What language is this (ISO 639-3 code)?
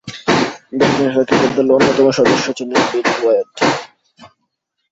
ben